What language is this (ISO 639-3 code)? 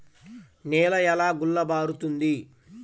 tel